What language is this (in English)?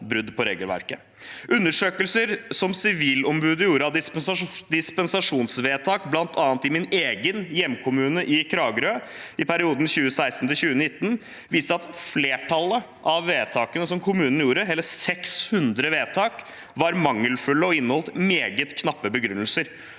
Norwegian